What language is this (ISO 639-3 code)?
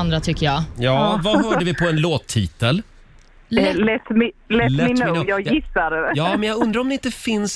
swe